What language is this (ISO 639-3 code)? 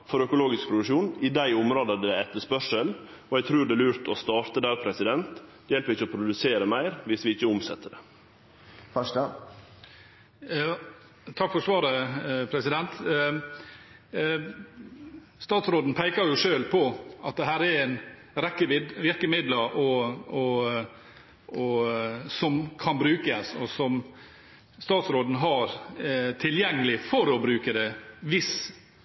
nor